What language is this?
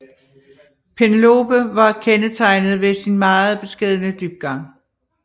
Danish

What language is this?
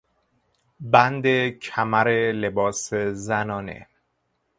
Persian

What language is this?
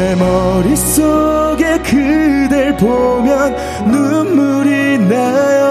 Korean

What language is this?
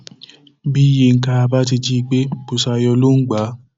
Yoruba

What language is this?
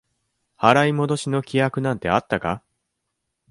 Japanese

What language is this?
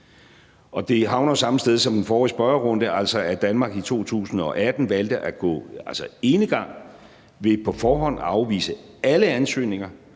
Danish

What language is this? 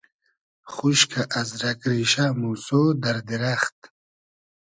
Hazaragi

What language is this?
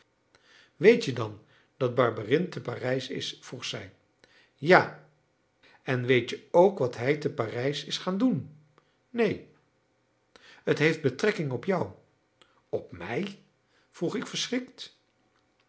Dutch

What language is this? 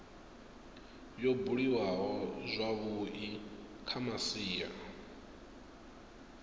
Venda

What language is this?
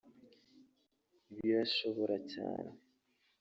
Kinyarwanda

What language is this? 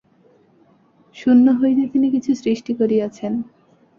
Bangla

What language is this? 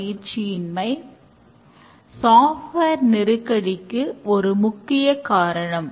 Tamil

